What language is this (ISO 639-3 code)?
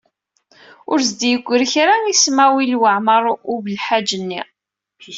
kab